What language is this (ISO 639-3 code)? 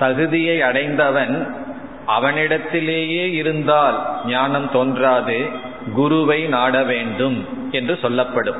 tam